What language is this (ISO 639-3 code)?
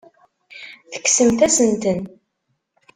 kab